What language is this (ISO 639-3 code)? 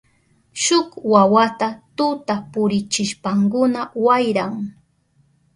qup